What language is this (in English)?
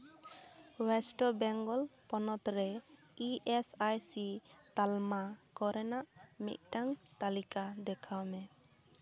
Santali